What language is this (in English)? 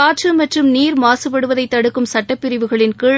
Tamil